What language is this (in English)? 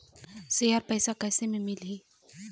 Chhattisgarhi